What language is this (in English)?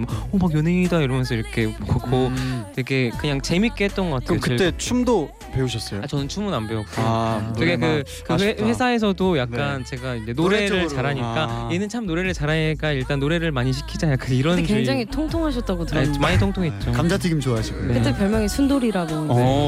Korean